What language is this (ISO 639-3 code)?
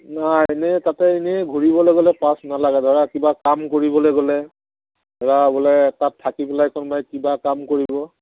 asm